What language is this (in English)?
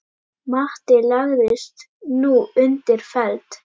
Icelandic